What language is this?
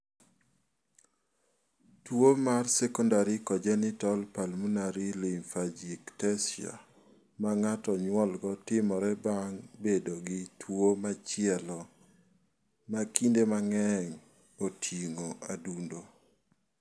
Luo (Kenya and Tanzania)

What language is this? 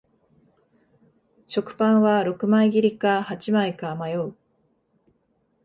Japanese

